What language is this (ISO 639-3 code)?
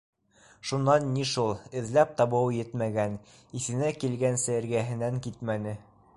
bak